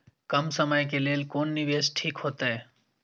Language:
Maithili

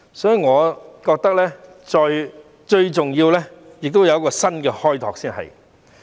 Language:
Cantonese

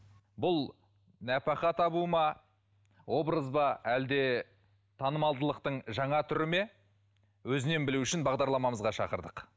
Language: Kazakh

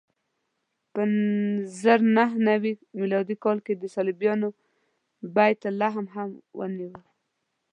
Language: Pashto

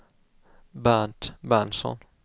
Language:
Swedish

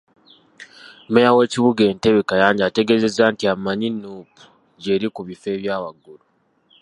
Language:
Ganda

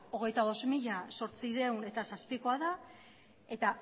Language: Basque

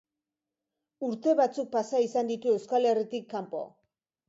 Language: Basque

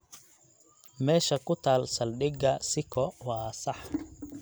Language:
Somali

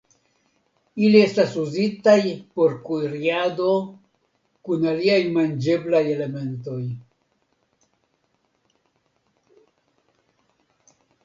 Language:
Esperanto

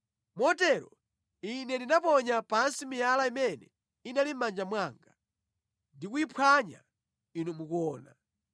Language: Nyanja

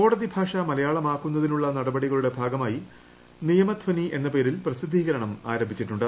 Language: Malayalam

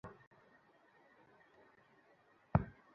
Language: Bangla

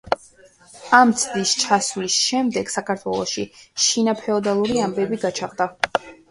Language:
Georgian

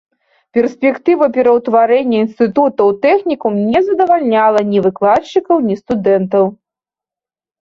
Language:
Belarusian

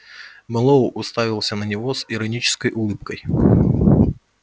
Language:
Russian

